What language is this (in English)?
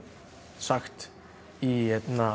Icelandic